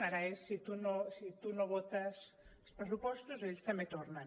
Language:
Catalan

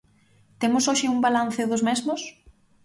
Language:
Galician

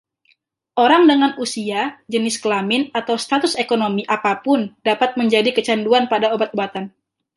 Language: Indonesian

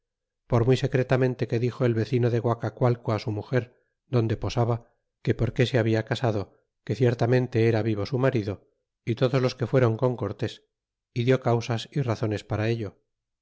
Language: Spanish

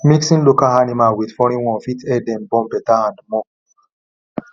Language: Nigerian Pidgin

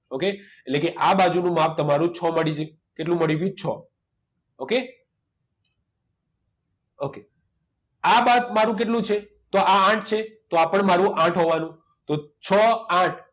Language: Gujarati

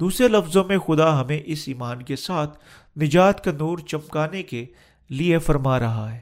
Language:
Urdu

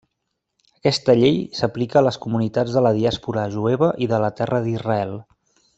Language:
Catalan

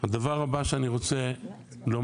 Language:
Hebrew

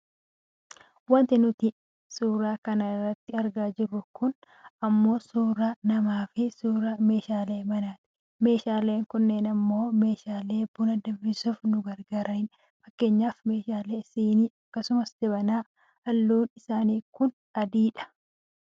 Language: Oromo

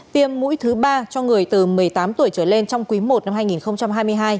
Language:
Vietnamese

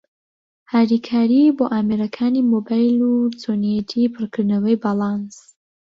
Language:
Central Kurdish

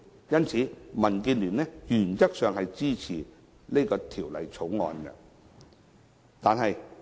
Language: Cantonese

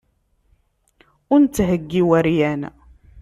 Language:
Kabyle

